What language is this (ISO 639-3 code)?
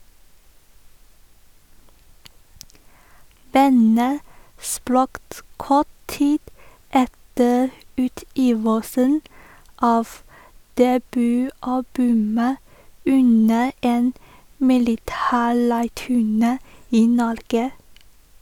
nor